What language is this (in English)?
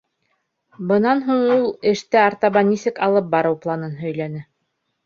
Bashkir